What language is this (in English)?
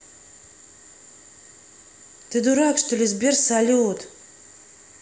Russian